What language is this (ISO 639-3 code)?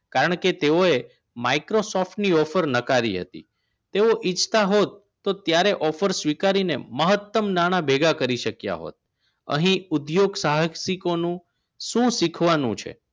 guj